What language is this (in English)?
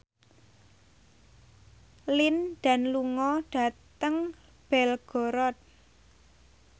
Javanese